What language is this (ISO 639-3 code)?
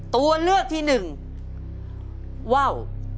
tha